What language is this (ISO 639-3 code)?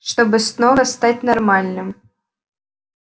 rus